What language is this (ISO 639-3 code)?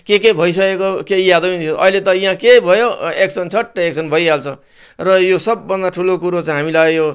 nep